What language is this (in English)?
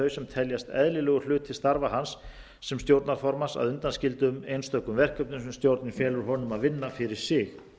Icelandic